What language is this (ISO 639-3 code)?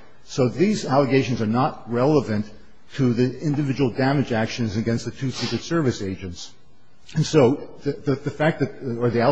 eng